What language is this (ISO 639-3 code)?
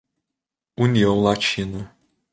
por